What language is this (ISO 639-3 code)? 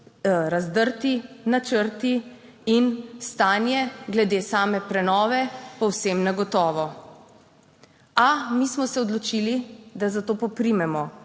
slv